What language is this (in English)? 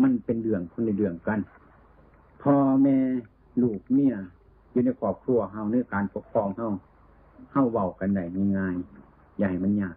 Thai